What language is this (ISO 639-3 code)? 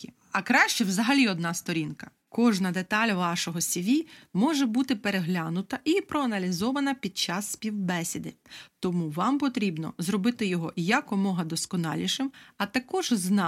ukr